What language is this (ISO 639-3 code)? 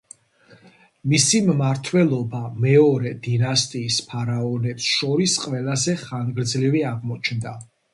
kat